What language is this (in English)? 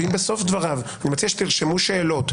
Hebrew